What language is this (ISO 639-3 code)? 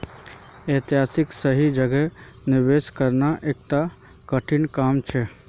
mag